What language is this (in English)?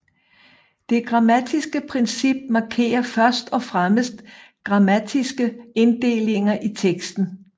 Danish